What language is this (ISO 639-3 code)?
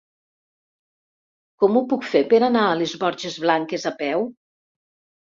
cat